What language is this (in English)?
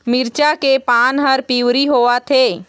Chhattisgarhi